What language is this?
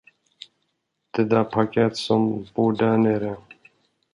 Swedish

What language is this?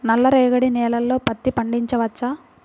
Telugu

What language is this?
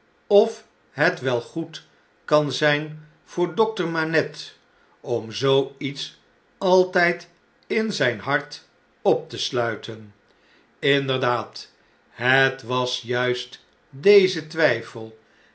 Dutch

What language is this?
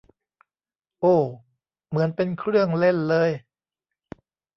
Thai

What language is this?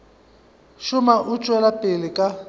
Northern Sotho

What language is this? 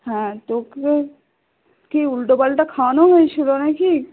Bangla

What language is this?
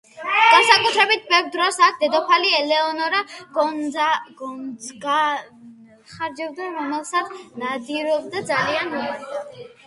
Georgian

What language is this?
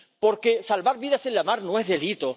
Spanish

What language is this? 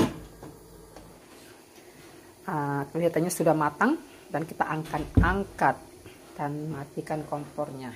Indonesian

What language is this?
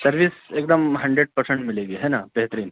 Urdu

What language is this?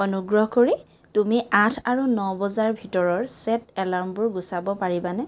Assamese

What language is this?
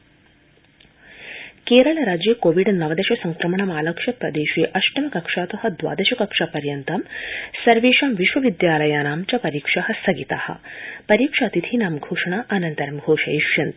Sanskrit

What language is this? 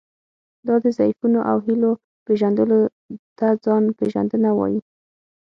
Pashto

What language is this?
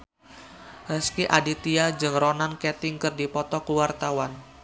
Sundanese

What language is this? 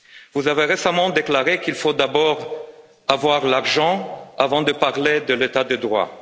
French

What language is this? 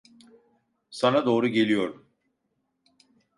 Turkish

